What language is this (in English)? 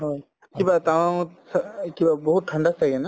Assamese